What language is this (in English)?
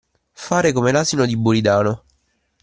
Italian